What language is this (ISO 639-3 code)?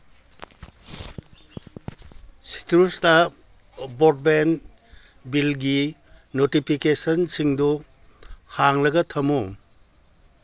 mni